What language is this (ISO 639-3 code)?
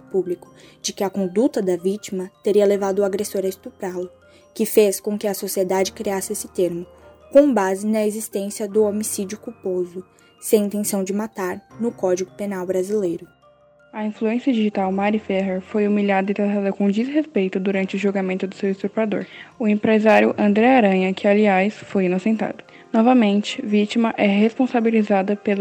por